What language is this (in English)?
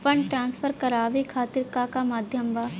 Bhojpuri